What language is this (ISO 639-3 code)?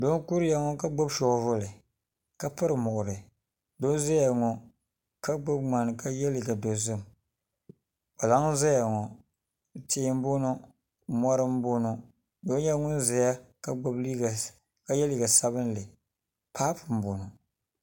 dag